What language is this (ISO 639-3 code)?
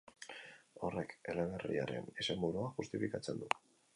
eus